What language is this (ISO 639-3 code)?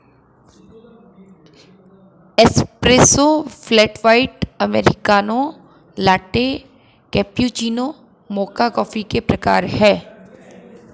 hin